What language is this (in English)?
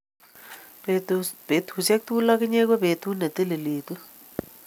Kalenjin